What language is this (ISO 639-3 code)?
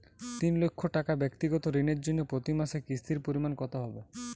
ben